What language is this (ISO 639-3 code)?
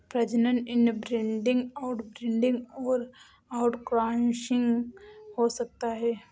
hin